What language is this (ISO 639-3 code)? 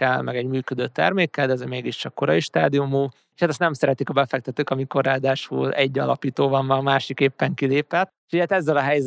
hun